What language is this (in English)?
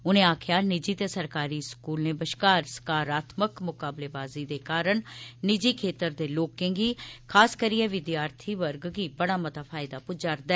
Dogri